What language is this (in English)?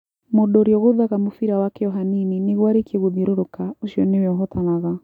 Kikuyu